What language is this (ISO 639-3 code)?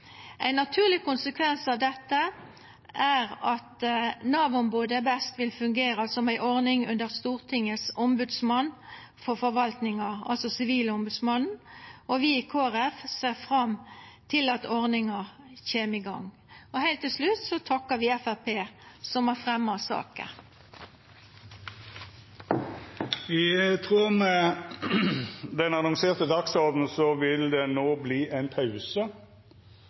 nno